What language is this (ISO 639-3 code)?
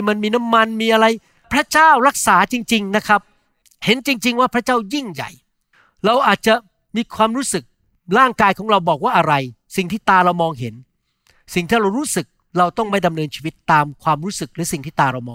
tha